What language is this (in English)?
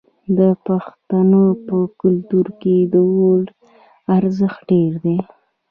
Pashto